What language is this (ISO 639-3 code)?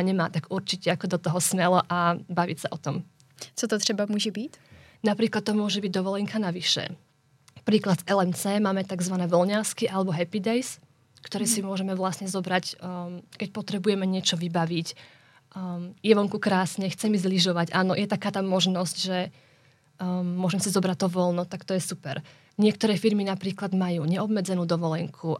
ces